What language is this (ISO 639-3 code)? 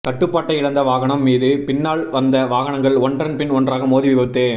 tam